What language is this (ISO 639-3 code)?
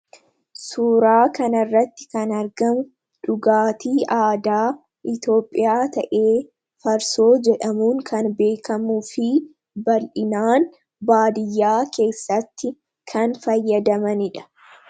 orm